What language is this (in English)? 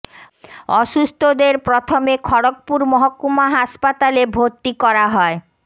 Bangla